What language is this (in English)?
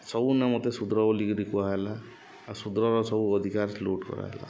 Odia